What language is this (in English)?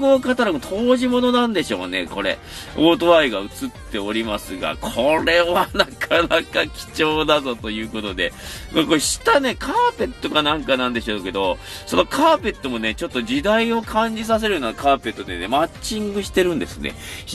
Japanese